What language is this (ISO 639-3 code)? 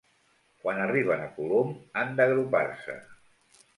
cat